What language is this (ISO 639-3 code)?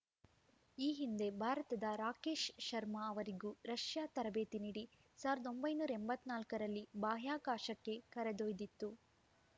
kan